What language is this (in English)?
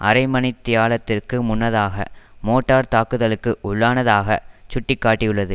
Tamil